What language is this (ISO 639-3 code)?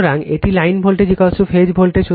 ben